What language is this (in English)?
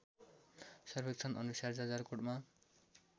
Nepali